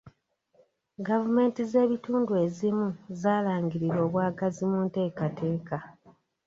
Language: Ganda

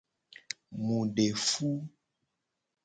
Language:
Gen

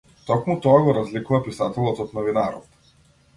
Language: Macedonian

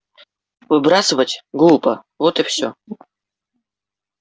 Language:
Russian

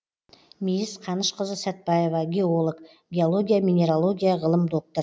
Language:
Kazakh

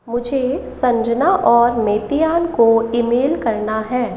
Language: Hindi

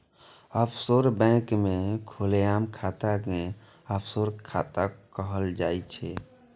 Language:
Maithili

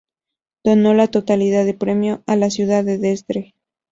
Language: Spanish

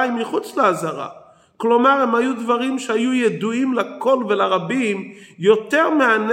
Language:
Hebrew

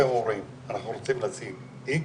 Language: Hebrew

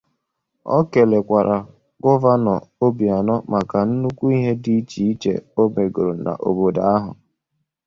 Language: Igbo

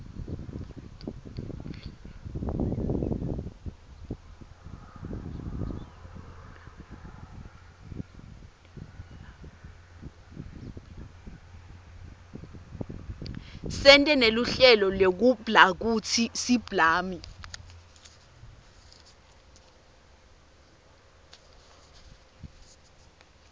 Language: Swati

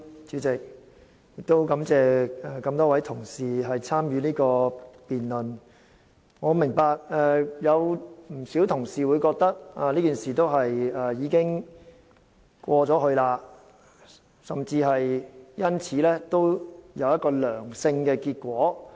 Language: Cantonese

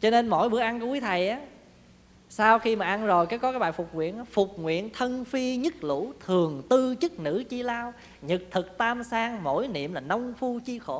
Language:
Vietnamese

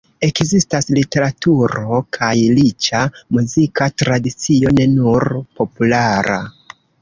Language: Esperanto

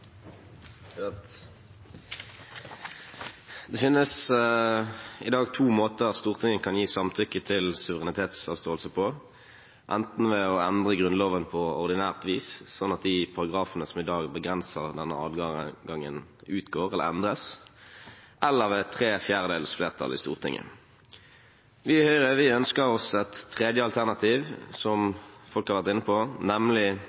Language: Norwegian Bokmål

